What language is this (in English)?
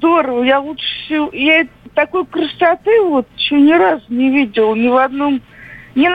Russian